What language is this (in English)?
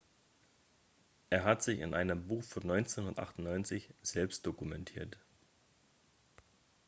German